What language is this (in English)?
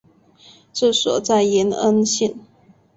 Chinese